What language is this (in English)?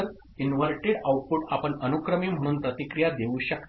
Marathi